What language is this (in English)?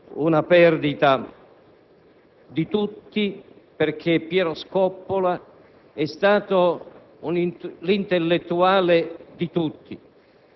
Italian